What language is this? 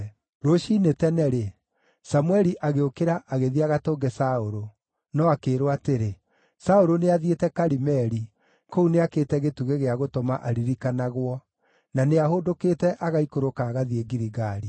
Kikuyu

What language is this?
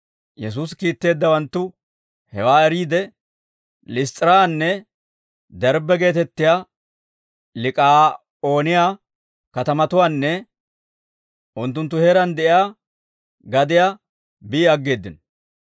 Dawro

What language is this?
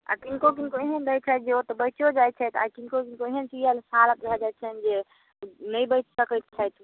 Maithili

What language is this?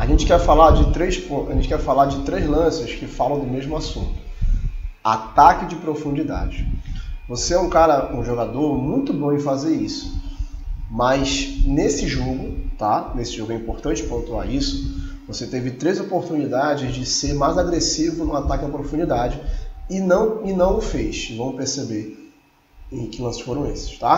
Portuguese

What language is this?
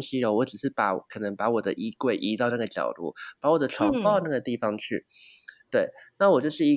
Chinese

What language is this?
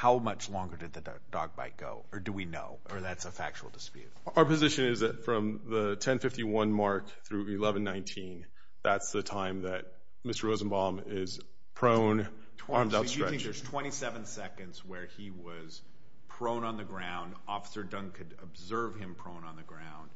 English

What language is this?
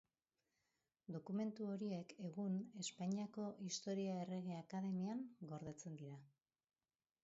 Basque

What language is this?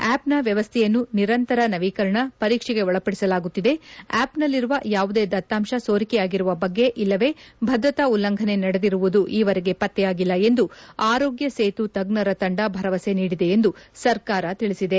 Kannada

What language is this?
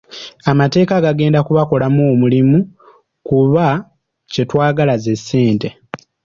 Ganda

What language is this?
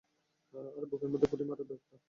Bangla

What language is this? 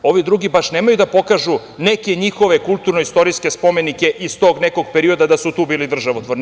Serbian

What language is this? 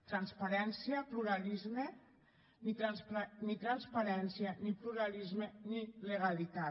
Catalan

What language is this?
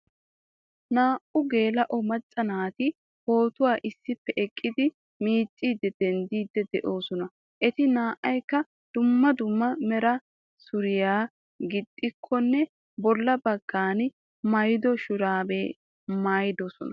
Wolaytta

